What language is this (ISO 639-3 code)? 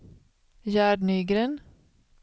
swe